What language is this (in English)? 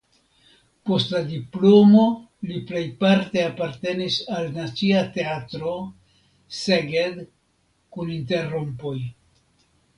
Esperanto